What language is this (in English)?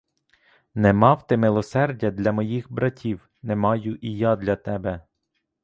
Ukrainian